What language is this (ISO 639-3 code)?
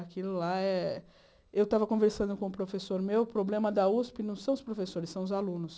por